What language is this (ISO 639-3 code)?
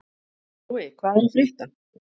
isl